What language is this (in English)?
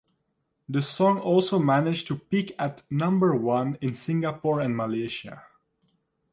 English